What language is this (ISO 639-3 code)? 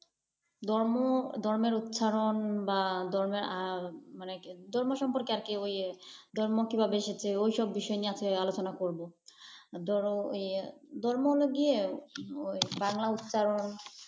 ben